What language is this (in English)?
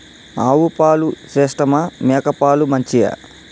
Telugu